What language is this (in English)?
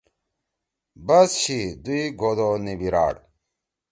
Torwali